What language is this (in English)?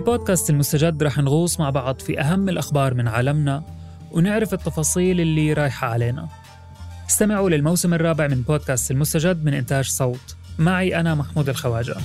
Arabic